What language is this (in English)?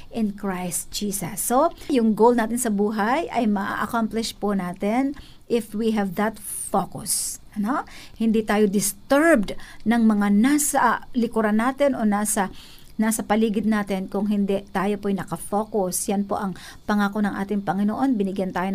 Filipino